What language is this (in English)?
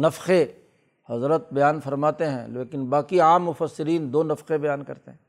Urdu